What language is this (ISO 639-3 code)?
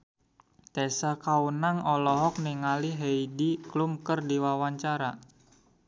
sun